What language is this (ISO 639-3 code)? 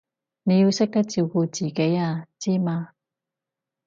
yue